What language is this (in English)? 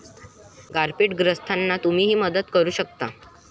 Marathi